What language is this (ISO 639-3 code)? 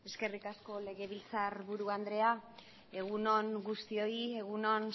eus